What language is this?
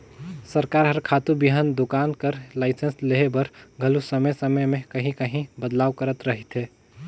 Chhattisgarhi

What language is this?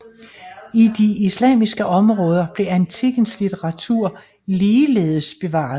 Danish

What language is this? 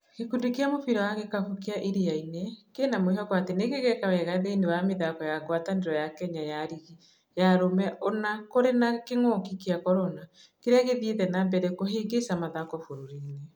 Kikuyu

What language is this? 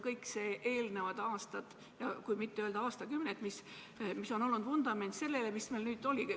Estonian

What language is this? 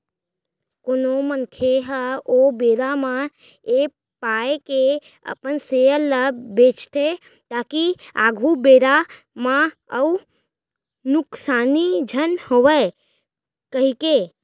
Chhattisgarhi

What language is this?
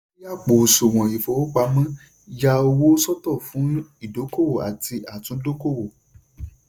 Yoruba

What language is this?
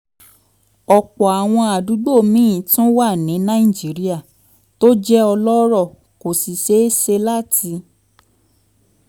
Yoruba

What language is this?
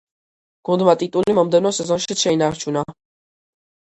Georgian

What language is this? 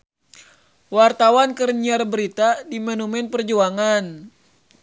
Sundanese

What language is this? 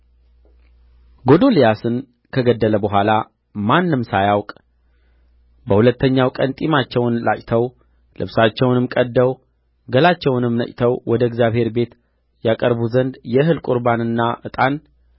Amharic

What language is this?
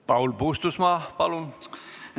Estonian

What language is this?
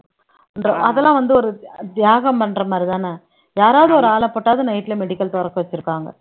Tamil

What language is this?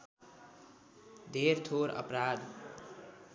Nepali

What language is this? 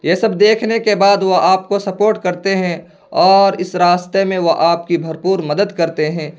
Urdu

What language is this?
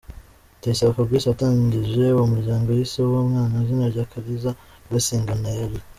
Kinyarwanda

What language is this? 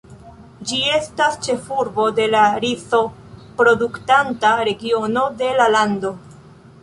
Esperanto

